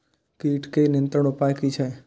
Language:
Maithili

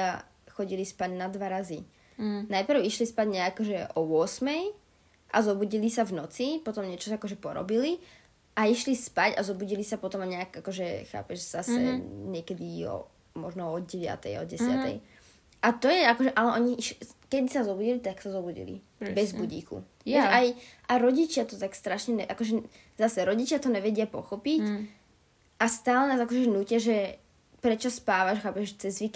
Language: Slovak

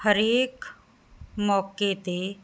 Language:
Punjabi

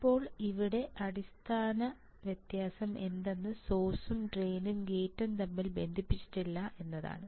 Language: Malayalam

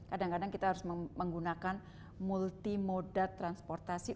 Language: Indonesian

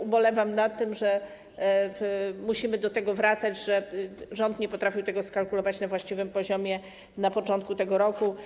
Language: Polish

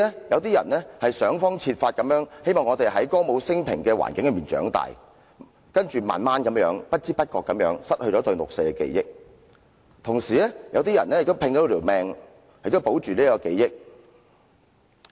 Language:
Cantonese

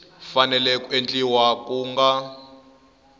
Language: Tsonga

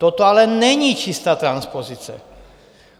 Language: Czech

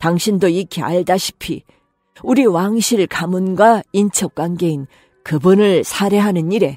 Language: Korean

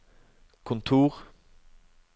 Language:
Norwegian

